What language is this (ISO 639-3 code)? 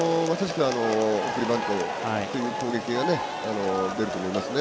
jpn